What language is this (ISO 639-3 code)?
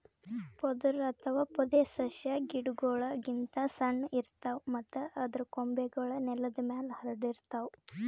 kan